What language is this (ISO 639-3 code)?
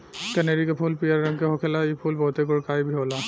bho